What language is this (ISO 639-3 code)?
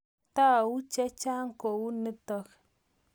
kln